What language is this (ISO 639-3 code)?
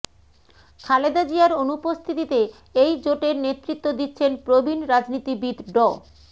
ben